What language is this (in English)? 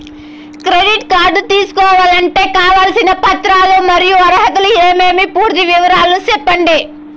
Telugu